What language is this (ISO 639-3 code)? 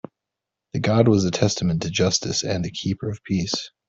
eng